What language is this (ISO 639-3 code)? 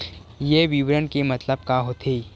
hne